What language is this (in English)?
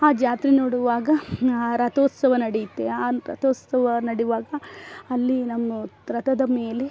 Kannada